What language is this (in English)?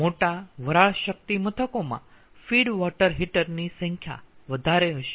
Gujarati